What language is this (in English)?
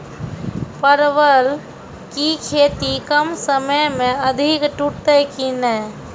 Maithili